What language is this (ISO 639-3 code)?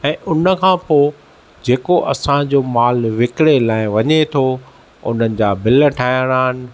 snd